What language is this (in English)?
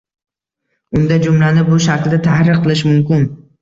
Uzbek